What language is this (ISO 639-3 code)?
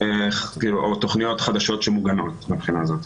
heb